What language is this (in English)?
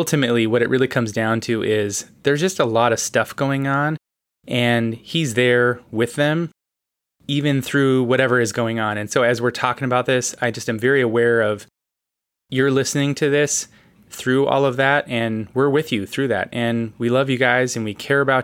English